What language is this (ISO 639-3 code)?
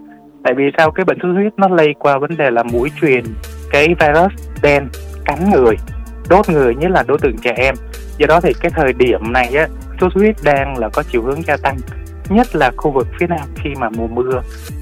vie